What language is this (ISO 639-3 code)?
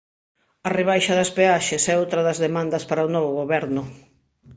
glg